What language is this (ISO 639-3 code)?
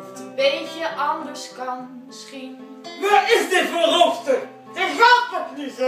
nld